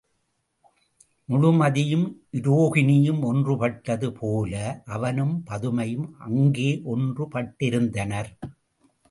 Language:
Tamil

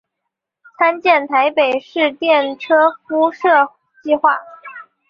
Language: Chinese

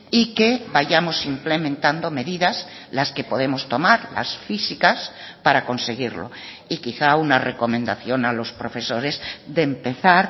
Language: Spanish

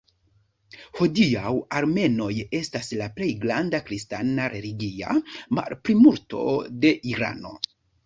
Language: Esperanto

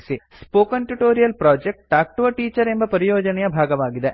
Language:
Kannada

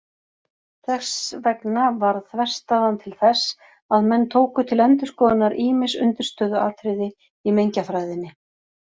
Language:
Icelandic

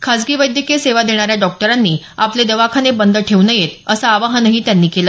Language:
Marathi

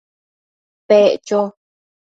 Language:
Matsés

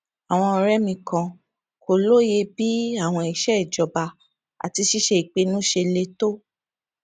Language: Yoruba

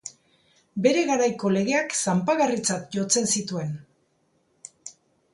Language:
Basque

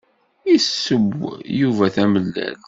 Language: Kabyle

